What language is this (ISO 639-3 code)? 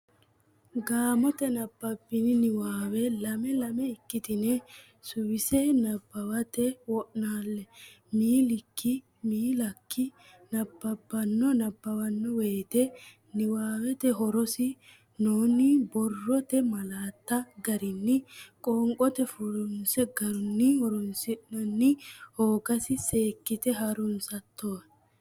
sid